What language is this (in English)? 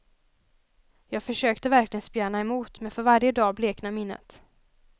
Swedish